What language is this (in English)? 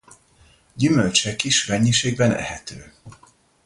Hungarian